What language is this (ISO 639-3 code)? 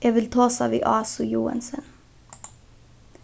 fao